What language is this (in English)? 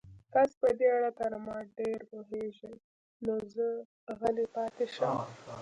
Pashto